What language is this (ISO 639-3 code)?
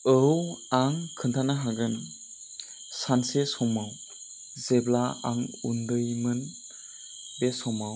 brx